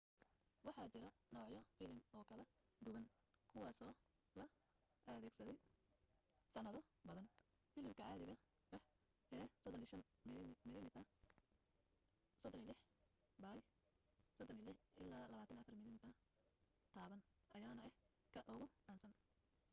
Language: Somali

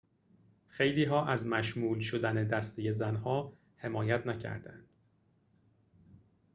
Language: Persian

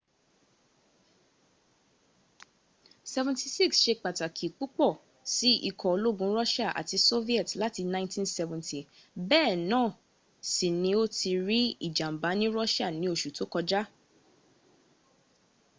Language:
Yoruba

